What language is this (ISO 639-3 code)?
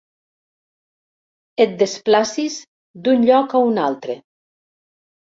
cat